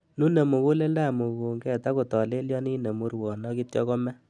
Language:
Kalenjin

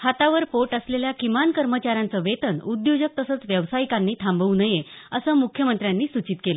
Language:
Marathi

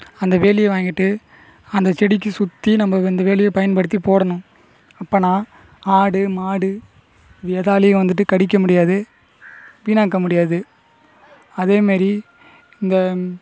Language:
Tamil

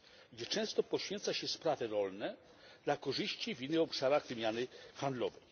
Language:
Polish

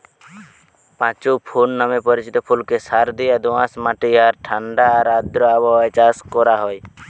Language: Bangla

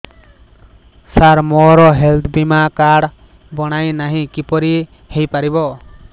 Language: Odia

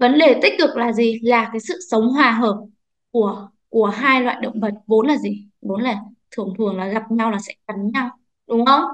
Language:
Vietnamese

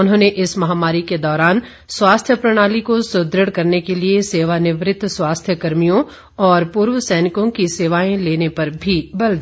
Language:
Hindi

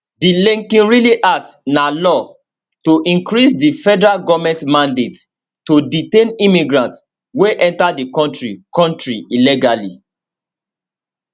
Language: Nigerian Pidgin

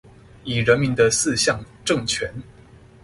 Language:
Chinese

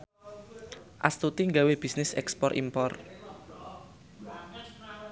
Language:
Javanese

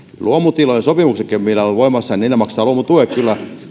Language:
Finnish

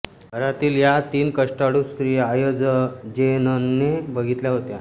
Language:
Marathi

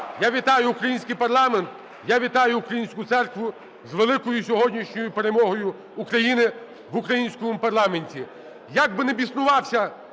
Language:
Ukrainian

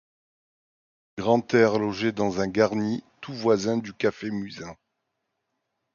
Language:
French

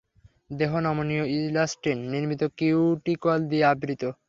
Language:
Bangla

